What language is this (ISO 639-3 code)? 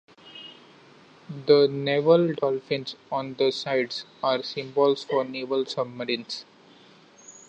eng